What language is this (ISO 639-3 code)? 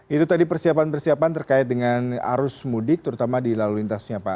ind